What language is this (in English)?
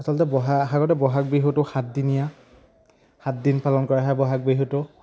Assamese